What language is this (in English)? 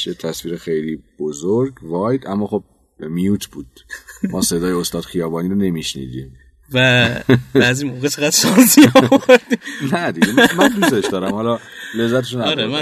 Persian